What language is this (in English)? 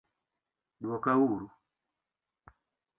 Luo (Kenya and Tanzania)